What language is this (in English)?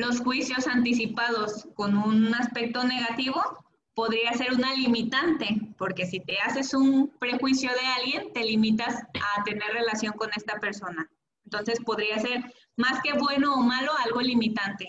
Spanish